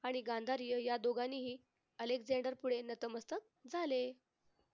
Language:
Marathi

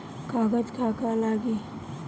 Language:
Bhojpuri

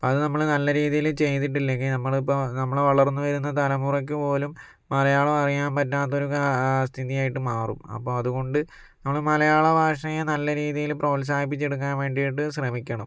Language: Malayalam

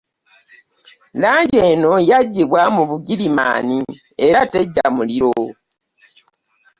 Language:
Ganda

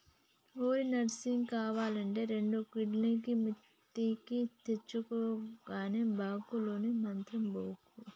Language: Telugu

